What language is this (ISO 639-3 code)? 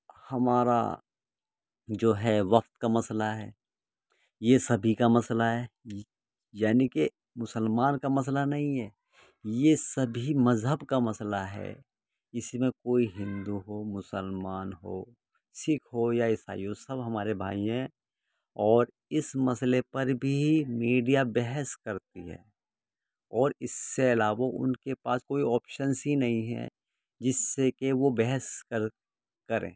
urd